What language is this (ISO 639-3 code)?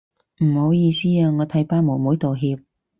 yue